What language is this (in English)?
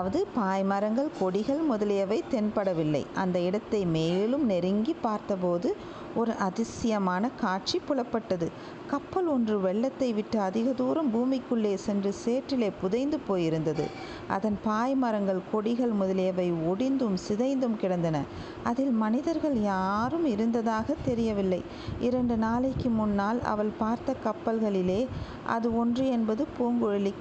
Tamil